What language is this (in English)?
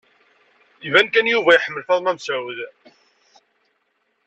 Kabyle